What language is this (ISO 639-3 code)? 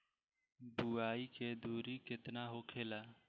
bho